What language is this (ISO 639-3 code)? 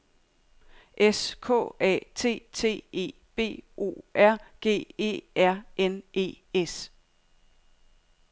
dan